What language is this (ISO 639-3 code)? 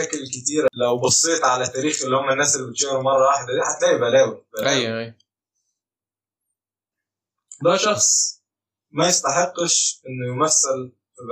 ara